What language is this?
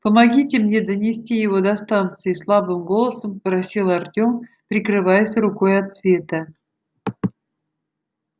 Russian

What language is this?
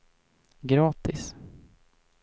Swedish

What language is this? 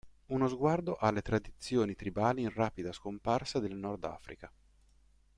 Italian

